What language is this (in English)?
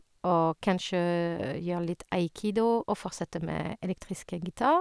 Norwegian